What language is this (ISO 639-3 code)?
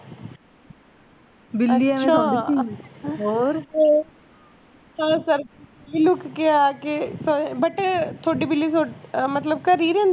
pan